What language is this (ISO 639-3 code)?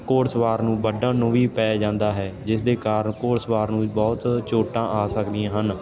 pan